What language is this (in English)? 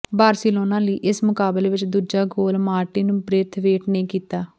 Punjabi